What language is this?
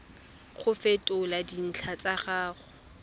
Tswana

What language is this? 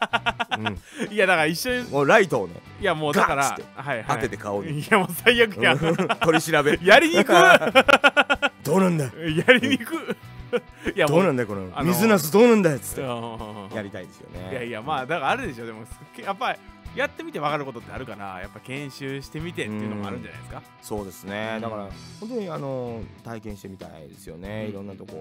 Japanese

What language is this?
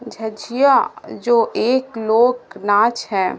Urdu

